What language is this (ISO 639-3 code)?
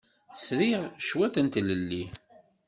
kab